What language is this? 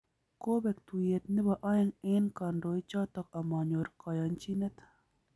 Kalenjin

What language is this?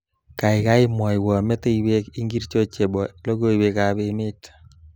Kalenjin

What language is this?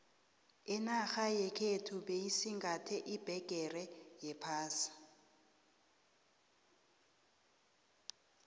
South Ndebele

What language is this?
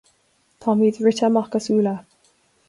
Irish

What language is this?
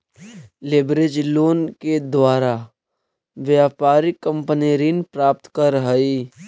Magahi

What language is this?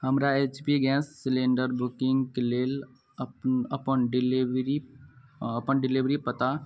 Maithili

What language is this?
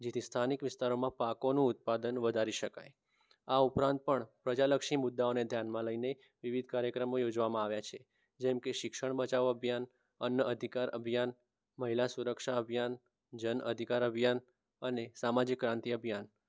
Gujarati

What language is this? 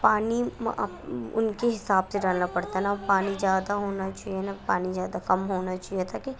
Urdu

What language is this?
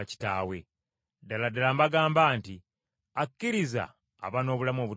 Ganda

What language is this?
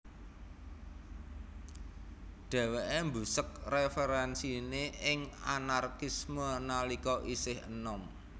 Javanese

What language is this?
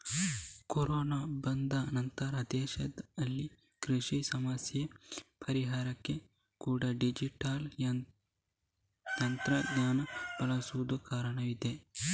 Kannada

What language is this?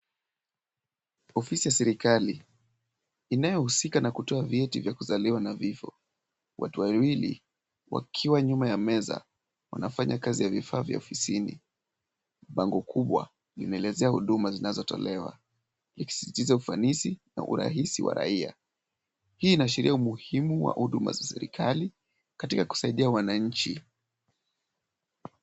Swahili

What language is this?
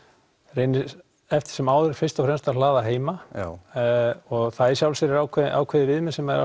Icelandic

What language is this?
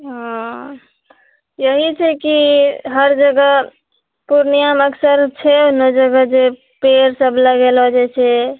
Maithili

